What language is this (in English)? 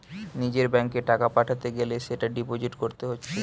Bangla